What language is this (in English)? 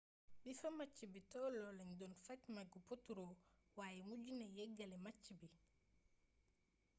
Wolof